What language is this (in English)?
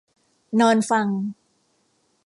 Thai